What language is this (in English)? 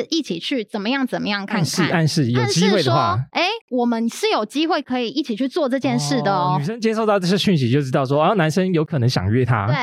Chinese